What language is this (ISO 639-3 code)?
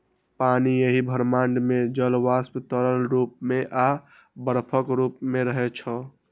mai